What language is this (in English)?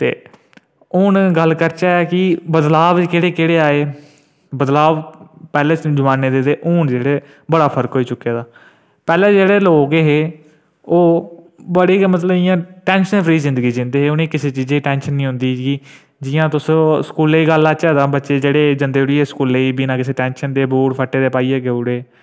Dogri